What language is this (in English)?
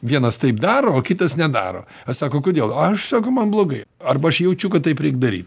Lithuanian